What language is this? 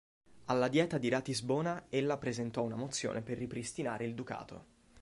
Italian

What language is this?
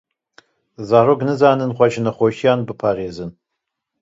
Kurdish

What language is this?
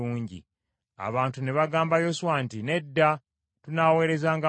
Ganda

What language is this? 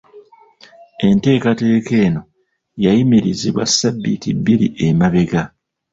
Ganda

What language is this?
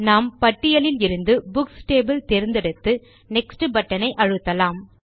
Tamil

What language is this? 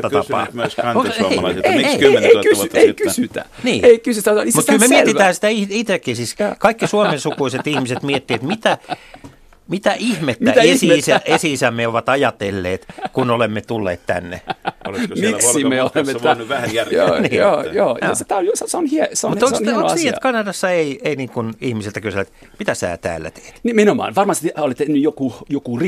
Finnish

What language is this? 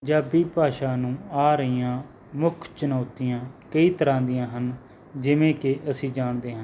Punjabi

